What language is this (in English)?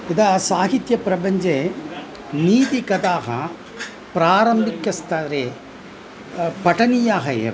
Sanskrit